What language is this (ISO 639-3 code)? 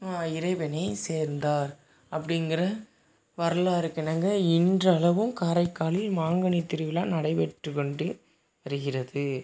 tam